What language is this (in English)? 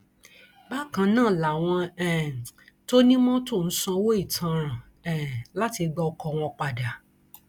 Yoruba